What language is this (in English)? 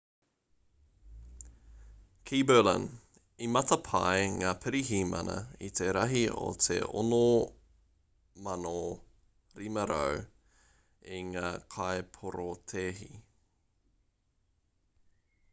Māori